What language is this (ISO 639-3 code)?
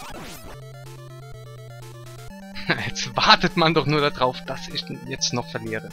deu